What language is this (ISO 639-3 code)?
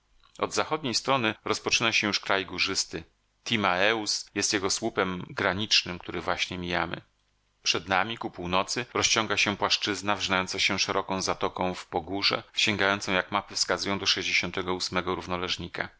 pol